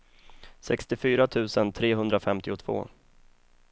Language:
Swedish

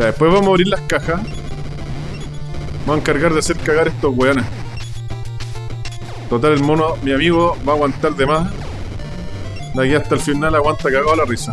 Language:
Spanish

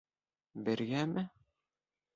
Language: Bashkir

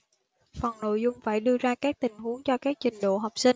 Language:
Vietnamese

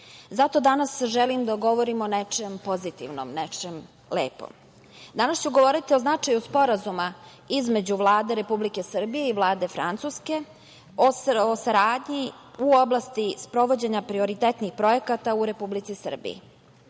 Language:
Serbian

